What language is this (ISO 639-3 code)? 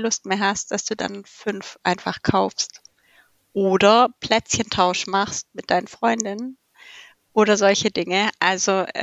deu